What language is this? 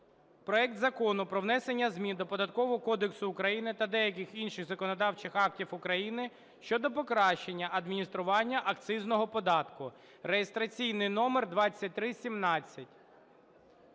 Ukrainian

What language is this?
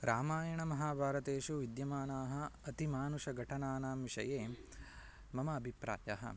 Sanskrit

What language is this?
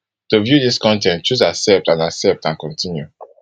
Nigerian Pidgin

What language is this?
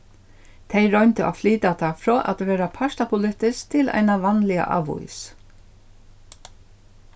Faroese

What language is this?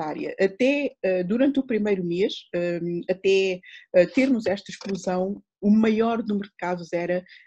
Portuguese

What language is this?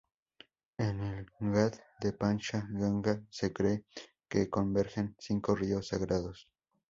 Spanish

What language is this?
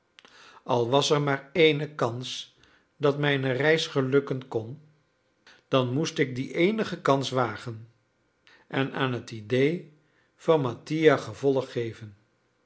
Dutch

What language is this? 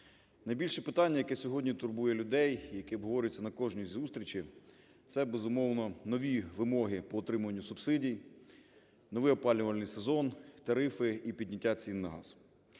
Ukrainian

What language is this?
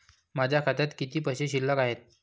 Marathi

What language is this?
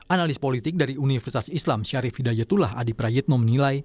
Indonesian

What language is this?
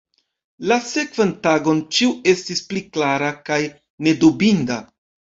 Esperanto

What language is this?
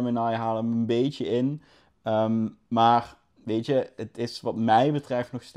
Dutch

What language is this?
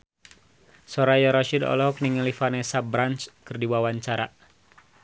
Sundanese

